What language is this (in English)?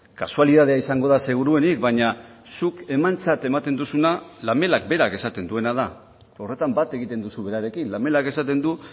Basque